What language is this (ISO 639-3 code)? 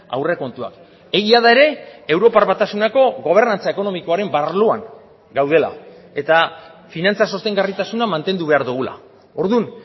eus